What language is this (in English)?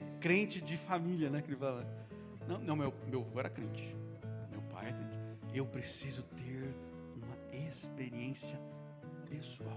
Portuguese